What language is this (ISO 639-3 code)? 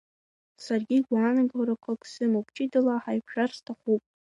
abk